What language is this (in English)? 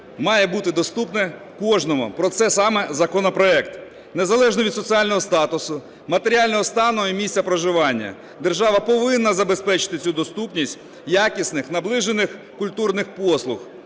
Ukrainian